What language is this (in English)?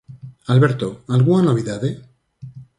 Galician